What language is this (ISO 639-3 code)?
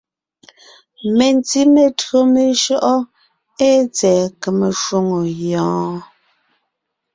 nnh